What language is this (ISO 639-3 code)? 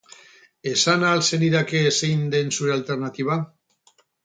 eus